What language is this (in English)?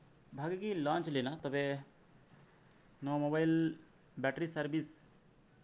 Santali